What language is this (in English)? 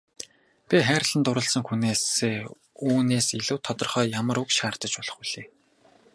Mongolian